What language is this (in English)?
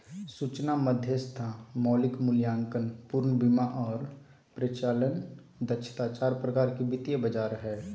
Magahi